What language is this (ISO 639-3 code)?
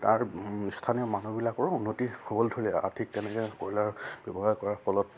asm